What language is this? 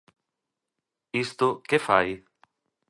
Galician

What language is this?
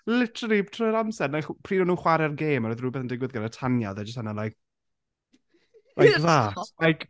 Welsh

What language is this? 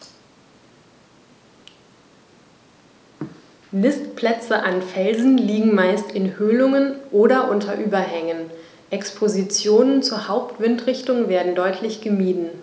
German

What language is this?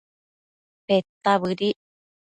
Matsés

